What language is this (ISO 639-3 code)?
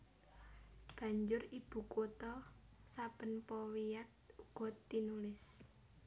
jav